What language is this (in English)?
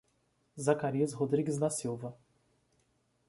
Portuguese